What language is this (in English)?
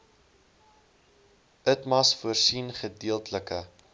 Afrikaans